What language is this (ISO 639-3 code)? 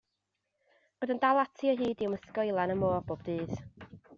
cym